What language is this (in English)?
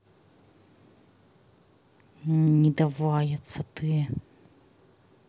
Russian